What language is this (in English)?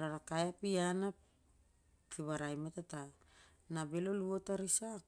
Siar-Lak